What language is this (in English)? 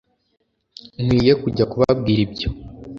Kinyarwanda